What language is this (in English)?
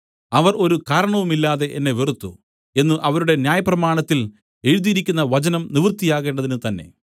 Malayalam